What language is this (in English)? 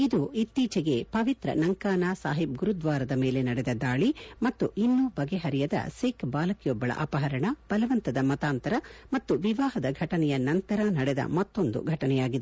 Kannada